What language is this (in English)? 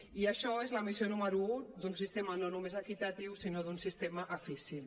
Catalan